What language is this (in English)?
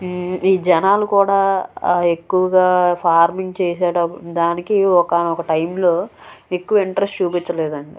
Telugu